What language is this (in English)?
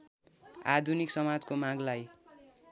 Nepali